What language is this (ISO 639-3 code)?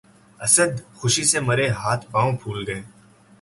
urd